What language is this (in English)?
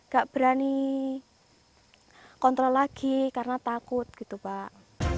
Indonesian